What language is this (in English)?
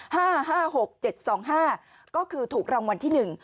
Thai